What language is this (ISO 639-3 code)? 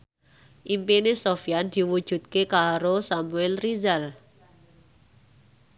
jav